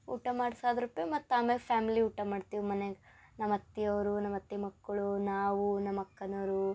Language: Kannada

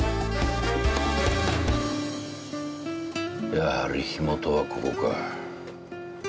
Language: Japanese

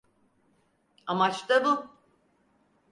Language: Turkish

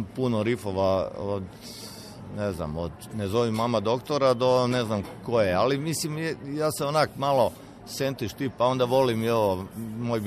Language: Croatian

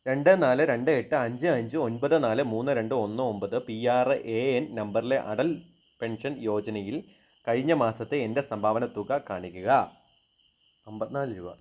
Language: Malayalam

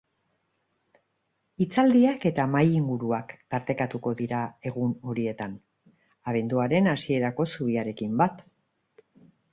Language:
Basque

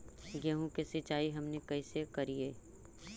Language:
Magahi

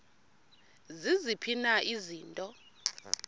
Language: Xhosa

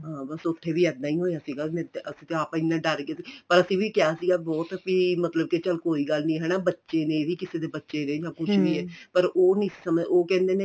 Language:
Punjabi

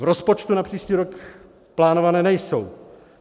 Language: Czech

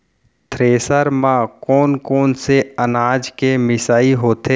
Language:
Chhattisgarhi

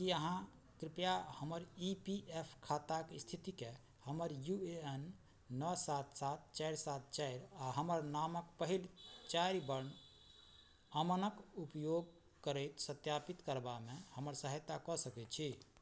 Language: Maithili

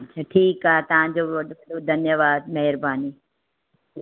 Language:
Sindhi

